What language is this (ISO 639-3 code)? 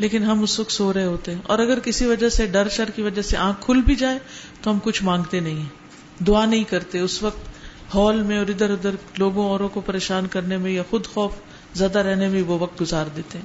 urd